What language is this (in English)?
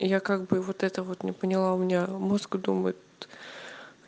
Russian